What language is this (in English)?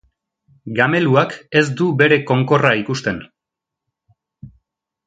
Basque